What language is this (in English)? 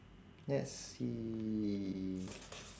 English